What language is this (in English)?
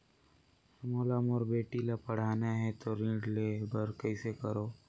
Chhattisgarhi